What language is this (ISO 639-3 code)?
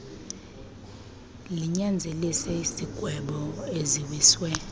xho